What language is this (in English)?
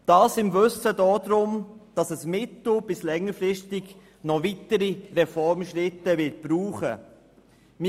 Swiss German